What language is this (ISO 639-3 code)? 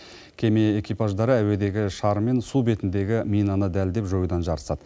kaz